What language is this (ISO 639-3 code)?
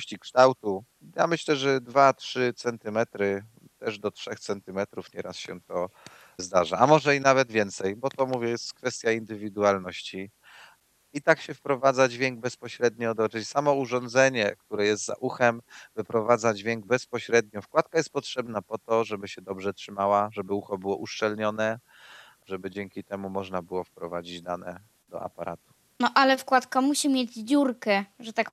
pol